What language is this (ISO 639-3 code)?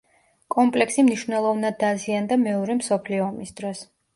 kat